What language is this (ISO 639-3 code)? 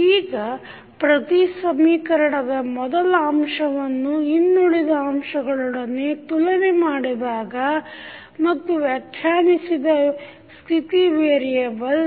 kan